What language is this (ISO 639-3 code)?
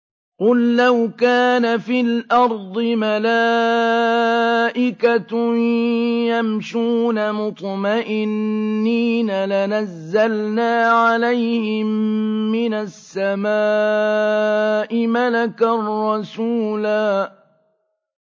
ara